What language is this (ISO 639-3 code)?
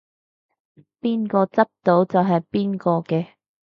yue